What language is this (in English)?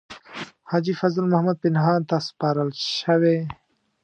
Pashto